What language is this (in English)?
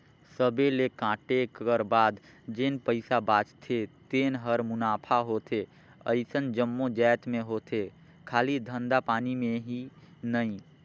Chhattisgarhi